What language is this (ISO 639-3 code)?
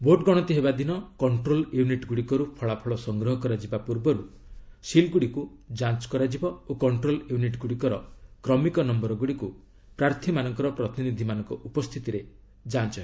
ori